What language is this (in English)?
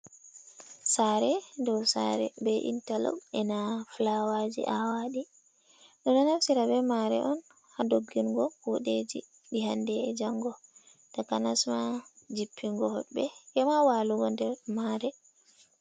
Fula